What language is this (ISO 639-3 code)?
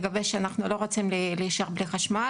heb